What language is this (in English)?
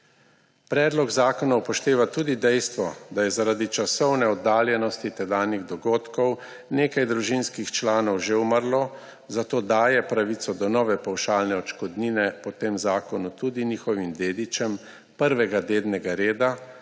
Slovenian